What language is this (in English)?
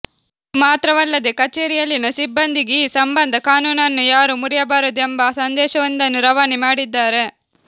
Kannada